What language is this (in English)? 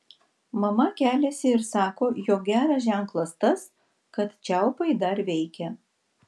Lithuanian